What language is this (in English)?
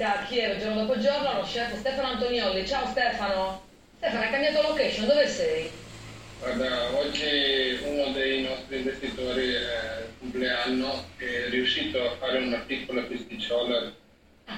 Italian